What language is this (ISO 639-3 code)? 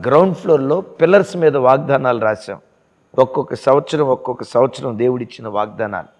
tel